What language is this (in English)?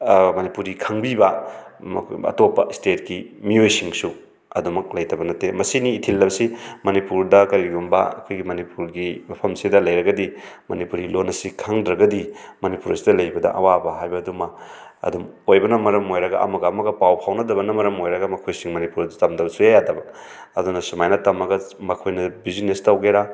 Manipuri